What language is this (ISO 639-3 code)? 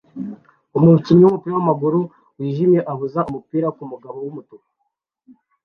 kin